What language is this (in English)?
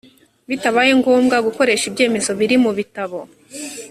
Kinyarwanda